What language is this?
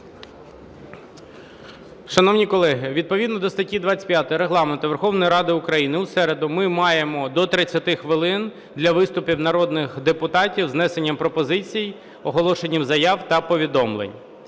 Ukrainian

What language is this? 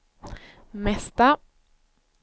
Swedish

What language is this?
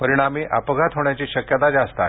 Marathi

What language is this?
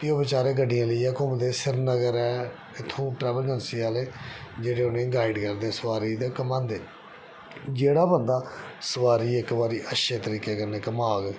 Dogri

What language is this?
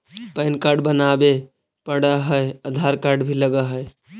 Magahi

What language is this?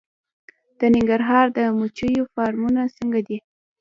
Pashto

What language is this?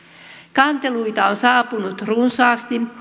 Finnish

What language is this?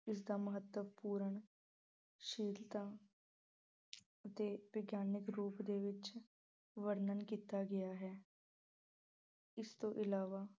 Punjabi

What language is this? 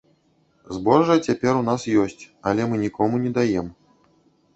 Belarusian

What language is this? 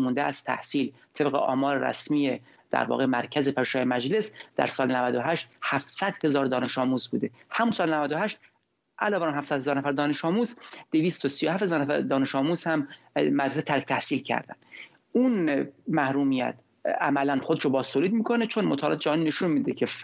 Persian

